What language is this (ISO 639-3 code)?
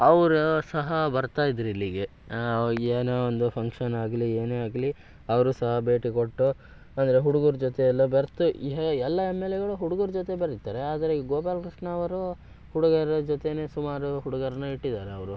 kan